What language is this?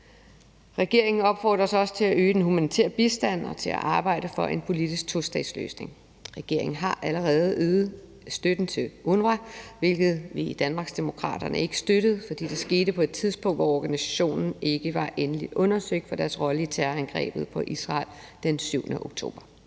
Danish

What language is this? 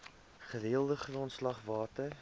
Afrikaans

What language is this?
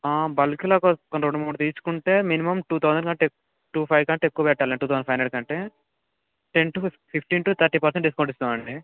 Telugu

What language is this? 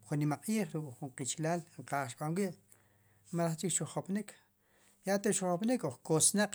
Sipacapense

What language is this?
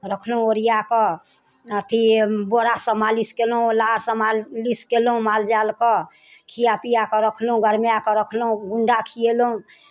Maithili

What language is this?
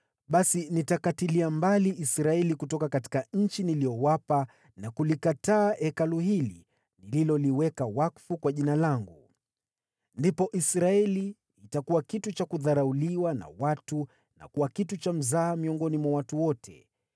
Swahili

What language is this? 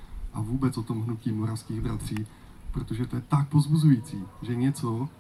Czech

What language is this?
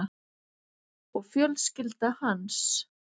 Icelandic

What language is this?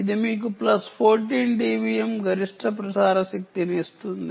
Telugu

